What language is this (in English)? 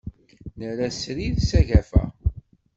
Kabyle